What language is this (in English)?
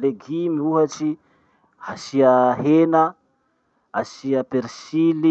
Masikoro Malagasy